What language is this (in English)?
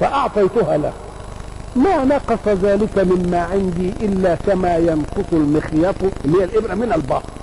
Arabic